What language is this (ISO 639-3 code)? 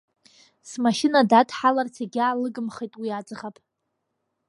abk